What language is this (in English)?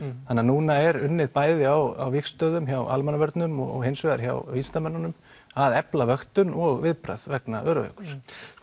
Icelandic